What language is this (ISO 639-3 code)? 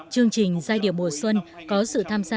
vie